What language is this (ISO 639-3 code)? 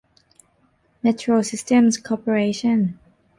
tha